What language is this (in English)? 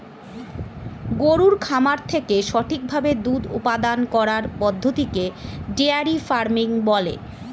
Bangla